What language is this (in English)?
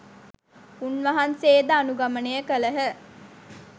Sinhala